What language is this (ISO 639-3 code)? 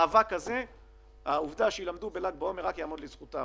heb